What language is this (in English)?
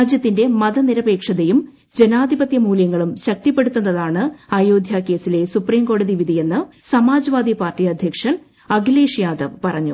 Malayalam